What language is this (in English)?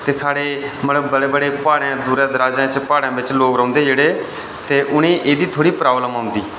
Dogri